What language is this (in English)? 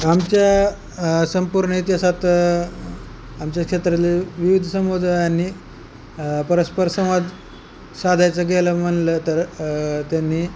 Marathi